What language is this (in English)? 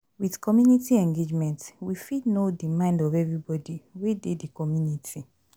Nigerian Pidgin